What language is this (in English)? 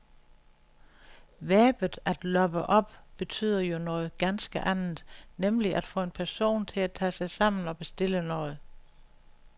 Danish